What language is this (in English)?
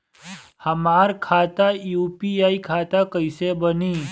Bhojpuri